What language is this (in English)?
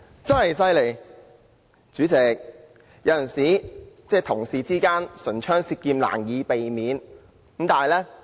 Cantonese